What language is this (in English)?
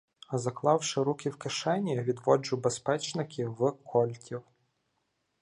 Ukrainian